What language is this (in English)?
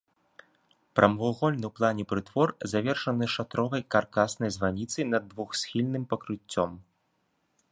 Belarusian